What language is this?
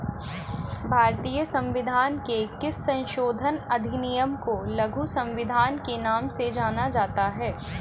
Hindi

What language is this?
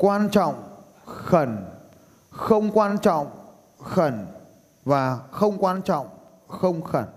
Vietnamese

